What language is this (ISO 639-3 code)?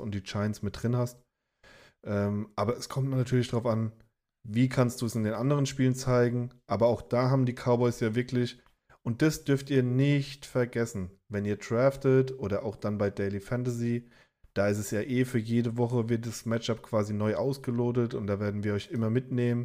deu